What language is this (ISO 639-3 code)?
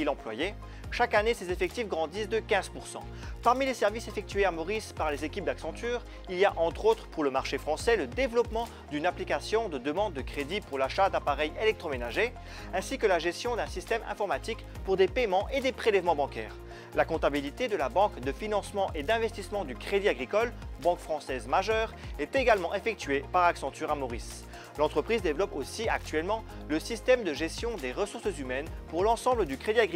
fra